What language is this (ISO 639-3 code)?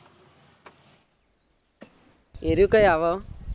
guj